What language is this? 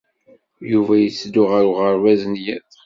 Kabyle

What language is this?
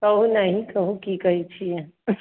Maithili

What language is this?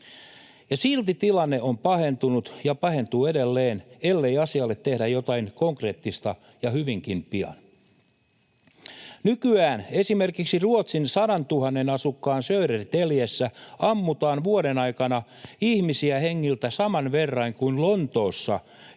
Finnish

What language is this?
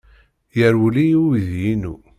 Kabyle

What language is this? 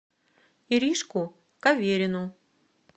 Russian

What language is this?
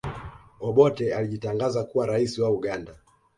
Swahili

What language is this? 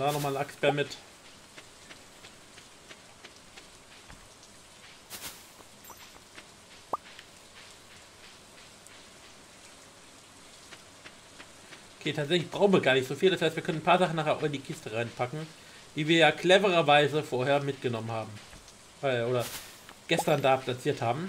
German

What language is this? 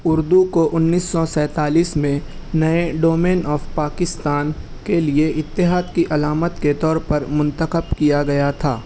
Urdu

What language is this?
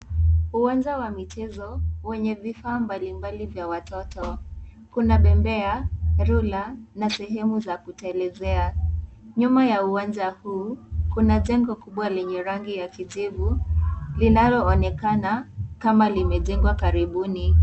Swahili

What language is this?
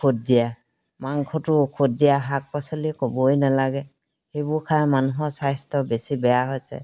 Assamese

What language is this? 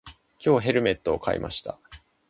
Japanese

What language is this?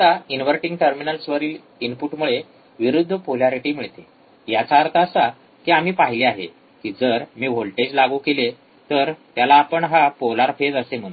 Marathi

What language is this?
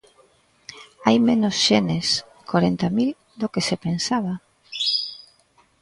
Galician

